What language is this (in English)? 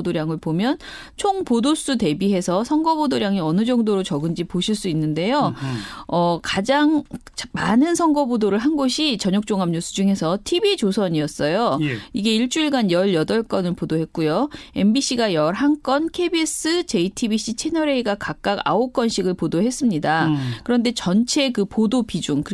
Korean